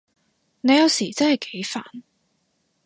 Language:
Cantonese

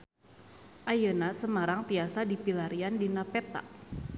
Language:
Sundanese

